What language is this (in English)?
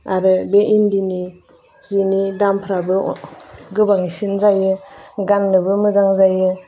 Bodo